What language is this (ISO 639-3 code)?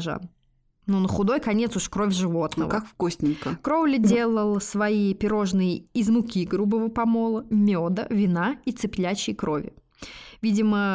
rus